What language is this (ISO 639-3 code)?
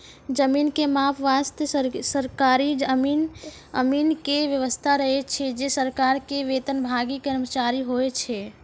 mai